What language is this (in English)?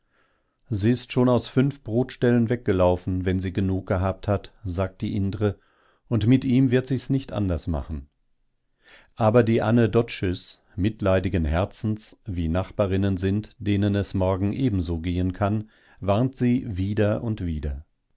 German